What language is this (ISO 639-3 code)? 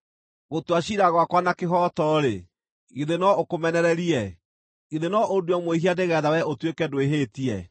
kik